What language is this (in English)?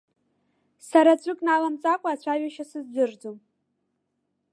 Abkhazian